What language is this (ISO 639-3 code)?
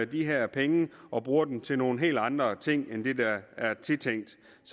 dan